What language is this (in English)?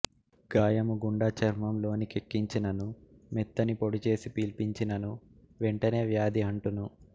Telugu